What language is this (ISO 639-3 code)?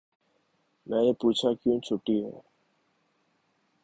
urd